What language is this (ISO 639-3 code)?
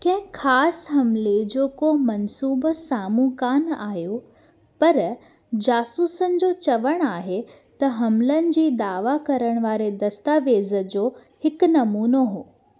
snd